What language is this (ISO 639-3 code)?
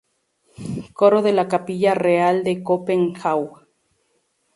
spa